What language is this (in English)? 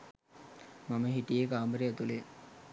Sinhala